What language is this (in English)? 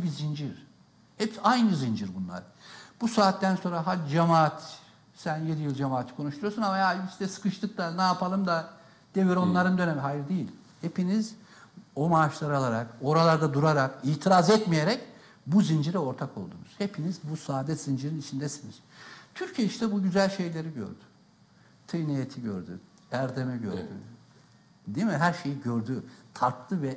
Turkish